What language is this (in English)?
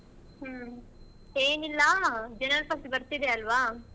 Kannada